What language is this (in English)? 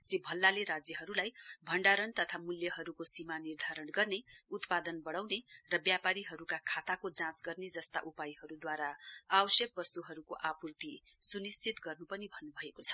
Nepali